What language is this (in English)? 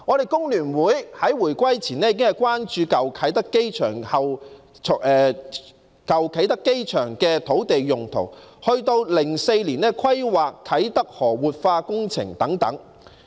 Cantonese